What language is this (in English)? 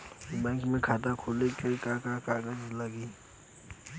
Bhojpuri